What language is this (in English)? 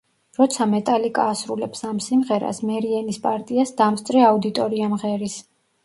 Georgian